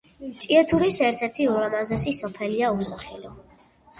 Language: Georgian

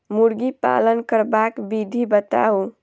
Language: Maithili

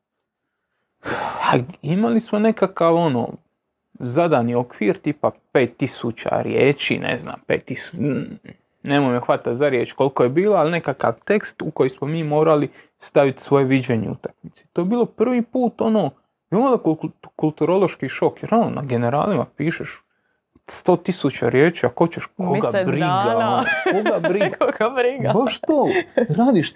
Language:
Croatian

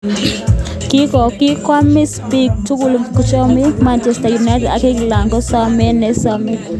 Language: Kalenjin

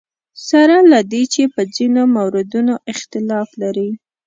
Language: Pashto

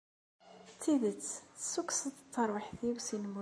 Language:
Kabyle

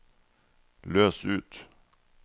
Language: Norwegian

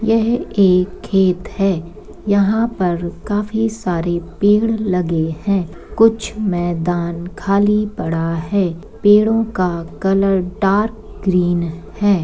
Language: Magahi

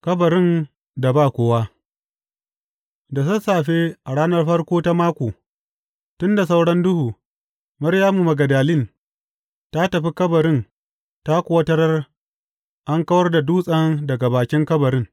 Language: Hausa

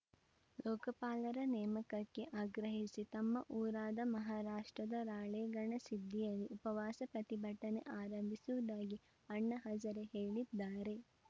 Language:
Kannada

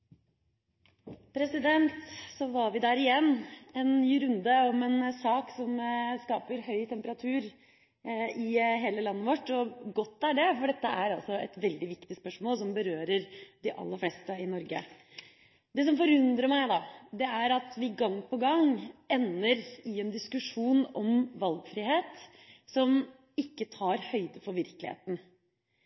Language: Norwegian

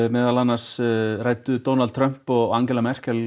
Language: Icelandic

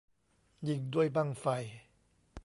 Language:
Thai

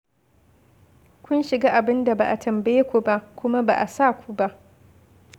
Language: Hausa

